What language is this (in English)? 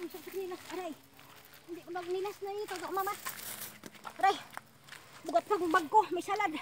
Filipino